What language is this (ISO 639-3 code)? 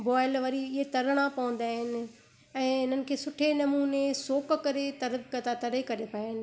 snd